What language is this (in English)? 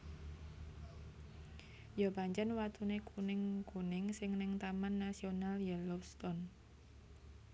Javanese